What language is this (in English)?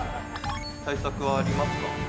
Japanese